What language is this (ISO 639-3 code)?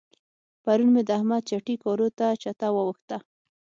pus